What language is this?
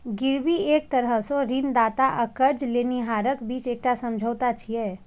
Maithili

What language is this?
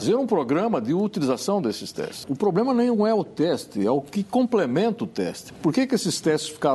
Portuguese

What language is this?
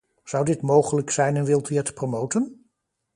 Dutch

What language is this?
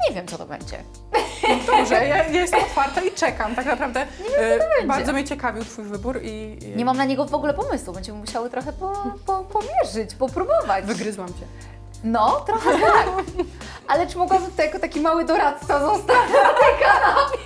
Polish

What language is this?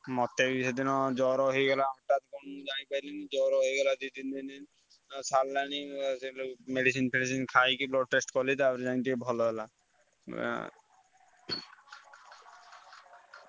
Odia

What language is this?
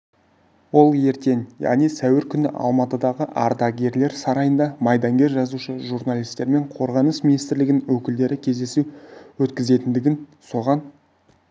Kazakh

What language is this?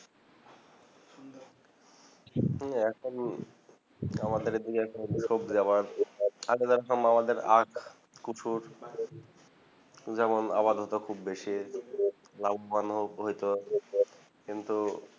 Bangla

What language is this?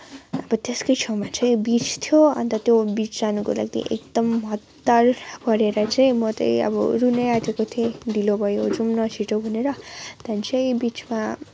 Nepali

